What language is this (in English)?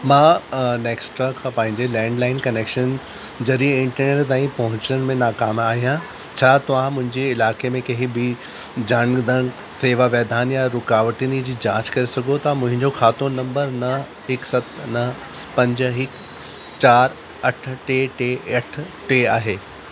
Sindhi